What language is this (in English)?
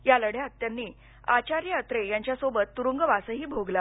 Marathi